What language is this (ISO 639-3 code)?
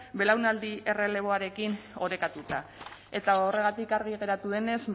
eus